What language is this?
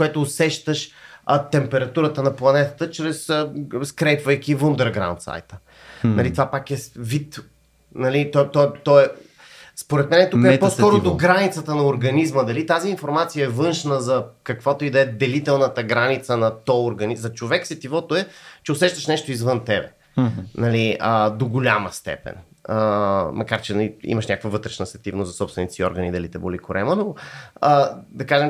Bulgarian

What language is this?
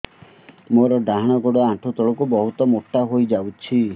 Odia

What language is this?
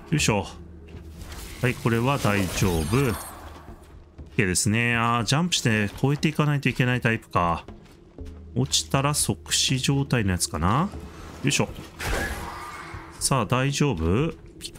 Japanese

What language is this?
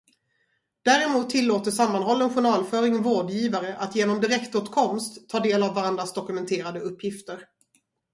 Swedish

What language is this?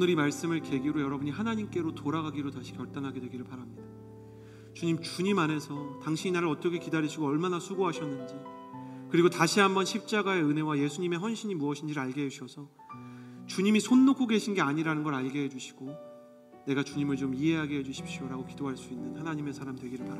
Korean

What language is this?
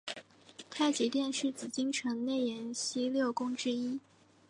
Chinese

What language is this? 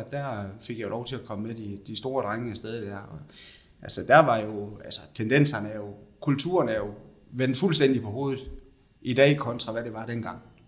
Danish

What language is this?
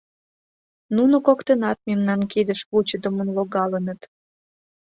Mari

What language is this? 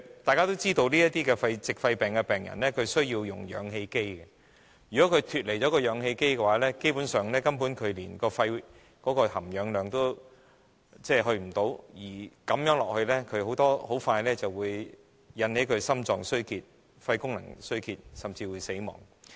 Cantonese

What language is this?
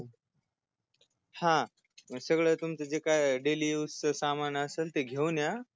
Marathi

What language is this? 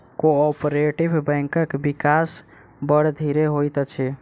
Maithili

